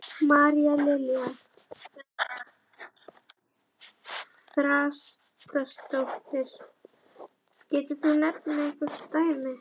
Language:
Icelandic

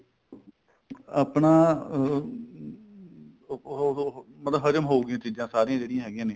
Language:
Punjabi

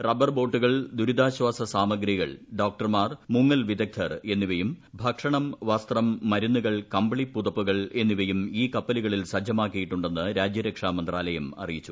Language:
Malayalam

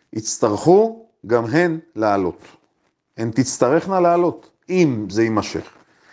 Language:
Hebrew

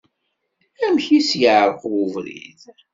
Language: Kabyle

